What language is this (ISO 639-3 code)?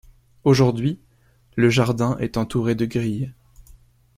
fra